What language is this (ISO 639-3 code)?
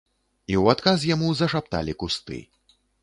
bel